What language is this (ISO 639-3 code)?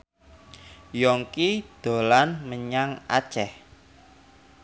jav